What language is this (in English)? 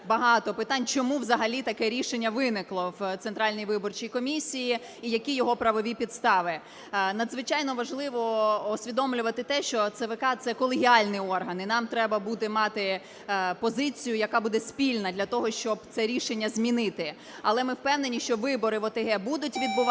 Ukrainian